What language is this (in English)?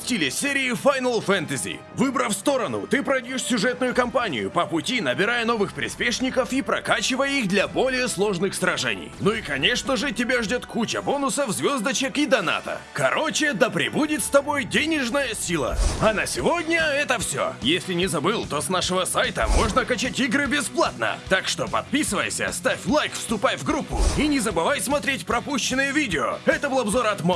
Russian